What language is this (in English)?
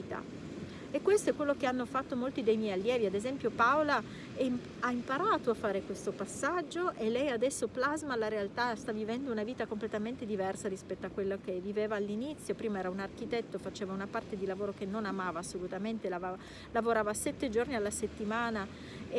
Italian